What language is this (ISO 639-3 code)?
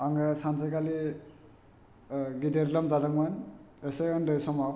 brx